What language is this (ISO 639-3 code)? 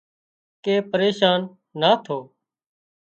kxp